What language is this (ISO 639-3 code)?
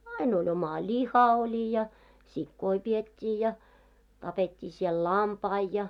fin